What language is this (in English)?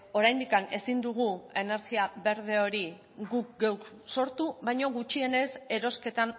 Basque